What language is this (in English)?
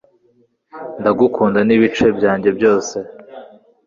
Kinyarwanda